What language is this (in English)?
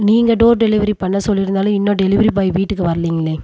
Tamil